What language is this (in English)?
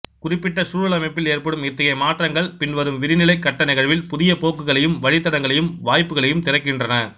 Tamil